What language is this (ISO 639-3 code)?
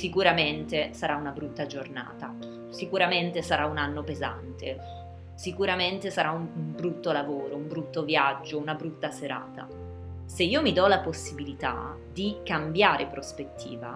ita